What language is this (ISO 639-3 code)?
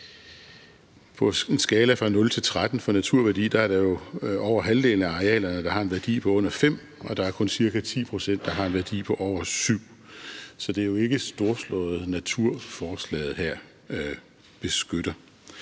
dan